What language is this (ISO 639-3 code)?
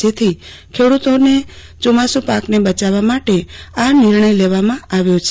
guj